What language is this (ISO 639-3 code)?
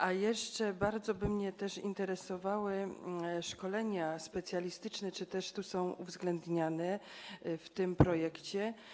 pol